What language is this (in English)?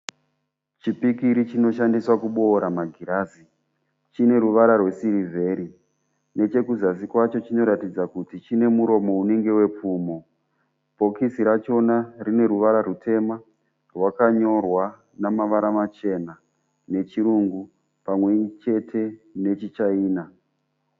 Shona